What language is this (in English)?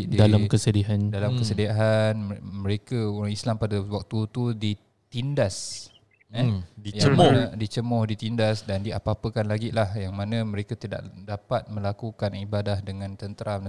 Malay